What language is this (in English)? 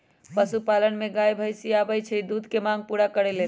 Magahi